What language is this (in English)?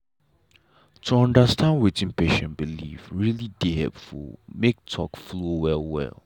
Nigerian Pidgin